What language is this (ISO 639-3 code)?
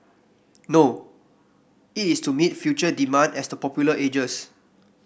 eng